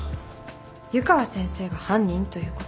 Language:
Japanese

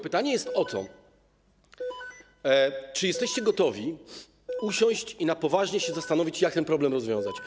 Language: Polish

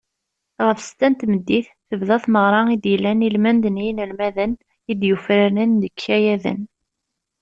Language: Kabyle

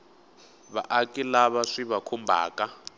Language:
Tsonga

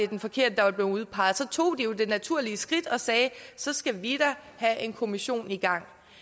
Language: Danish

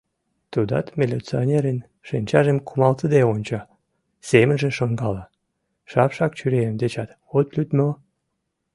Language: Mari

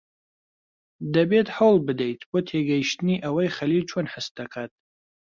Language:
Central Kurdish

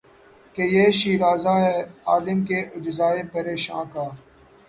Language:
Urdu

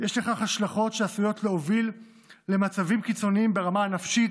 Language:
Hebrew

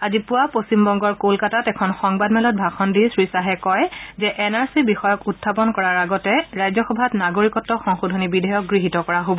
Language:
Assamese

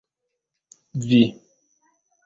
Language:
Esperanto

